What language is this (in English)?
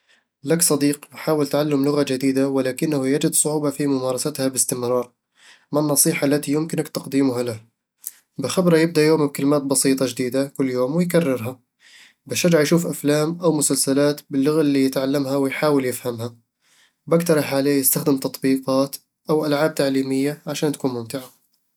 Eastern Egyptian Bedawi Arabic